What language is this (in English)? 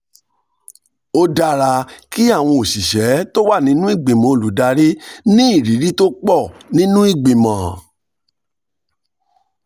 Yoruba